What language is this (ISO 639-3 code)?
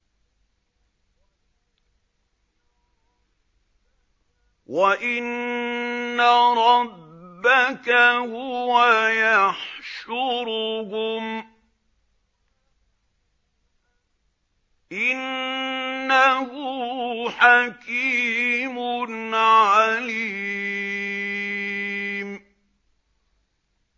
ara